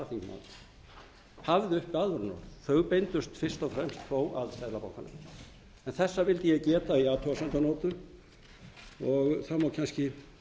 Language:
Icelandic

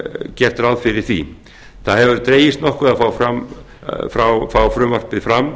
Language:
Icelandic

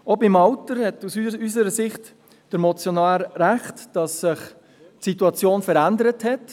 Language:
Swiss German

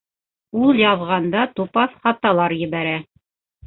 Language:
Bashkir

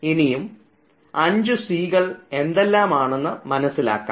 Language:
Malayalam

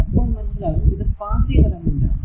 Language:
Malayalam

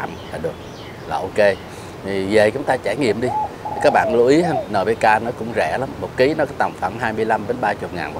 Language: Vietnamese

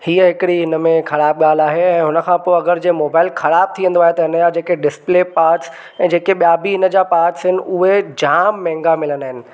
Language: Sindhi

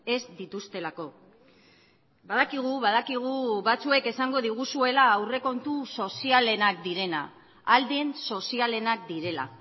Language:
Basque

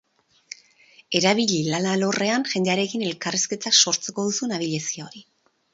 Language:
Basque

